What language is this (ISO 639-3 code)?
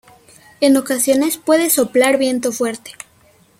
spa